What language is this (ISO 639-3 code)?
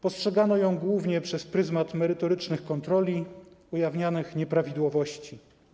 pol